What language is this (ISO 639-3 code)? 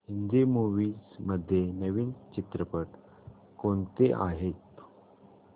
mar